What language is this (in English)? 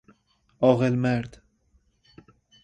Persian